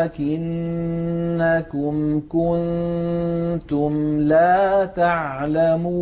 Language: Arabic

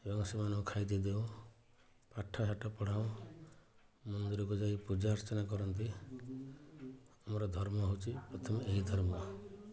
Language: Odia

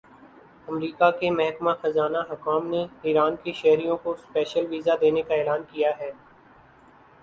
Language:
Urdu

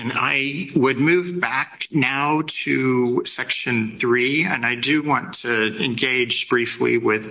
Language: English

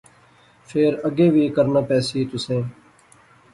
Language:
Pahari-Potwari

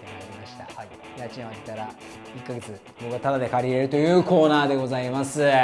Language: Japanese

